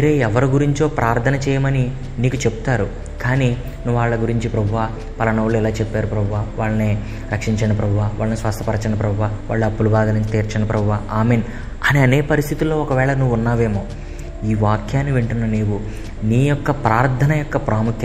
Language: Telugu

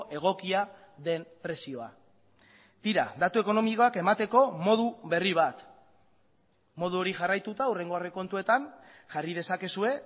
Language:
Basque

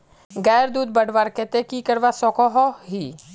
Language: Magahi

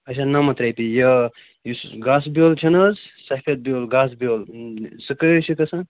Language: Kashmiri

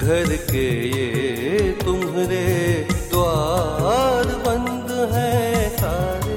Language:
Hindi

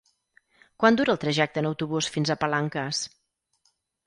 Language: Catalan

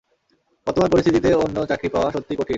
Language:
Bangla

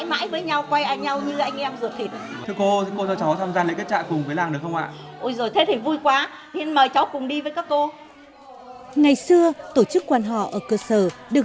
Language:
Vietnamese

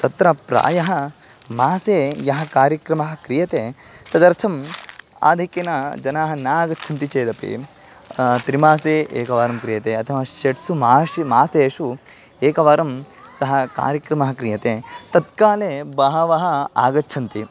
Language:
Sanskrit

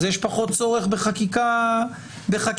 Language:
Hebrew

